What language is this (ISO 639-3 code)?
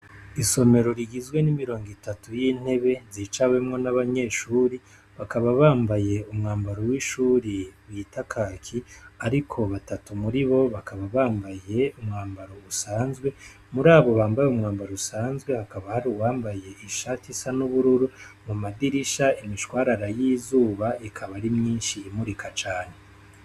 run